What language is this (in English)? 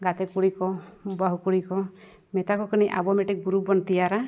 Santali